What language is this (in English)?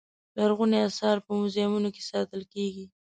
Pashto